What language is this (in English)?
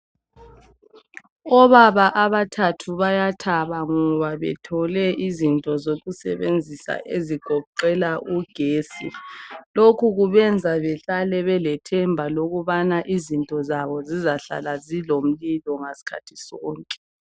North Ndebele